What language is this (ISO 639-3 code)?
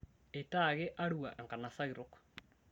mas